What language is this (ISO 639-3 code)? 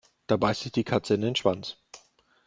deu